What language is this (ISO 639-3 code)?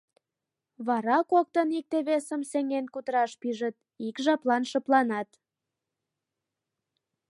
chm